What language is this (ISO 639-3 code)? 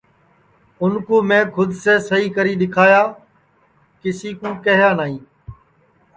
ssi